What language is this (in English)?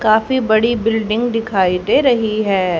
Hindi